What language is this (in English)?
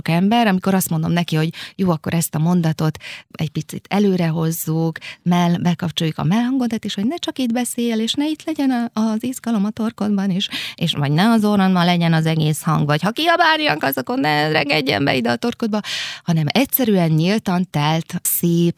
Hungarian